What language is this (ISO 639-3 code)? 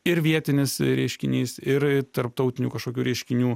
lit